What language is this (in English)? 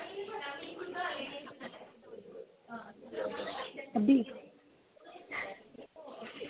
Dogri